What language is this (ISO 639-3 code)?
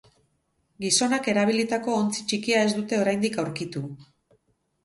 eus